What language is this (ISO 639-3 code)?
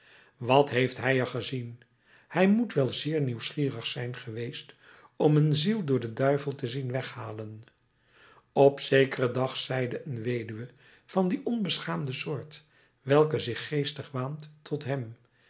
nld